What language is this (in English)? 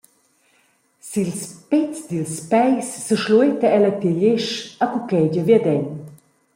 Romansh